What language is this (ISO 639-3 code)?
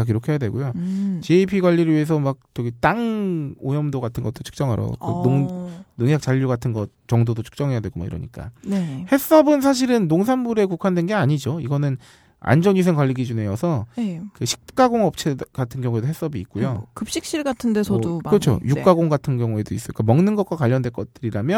kor